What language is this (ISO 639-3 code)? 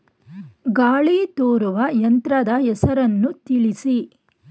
kan